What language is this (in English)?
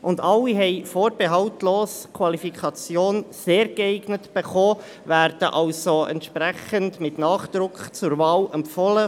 Swiss German